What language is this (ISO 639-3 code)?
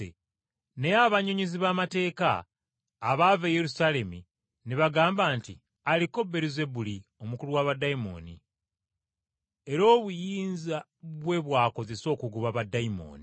lug